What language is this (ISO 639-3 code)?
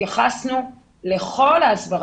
heb